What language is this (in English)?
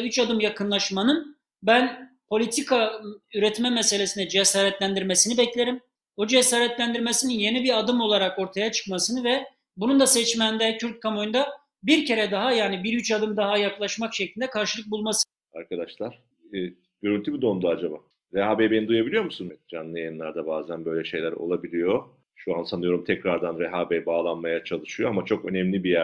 Turkish